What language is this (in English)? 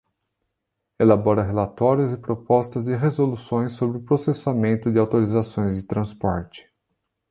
Portuguese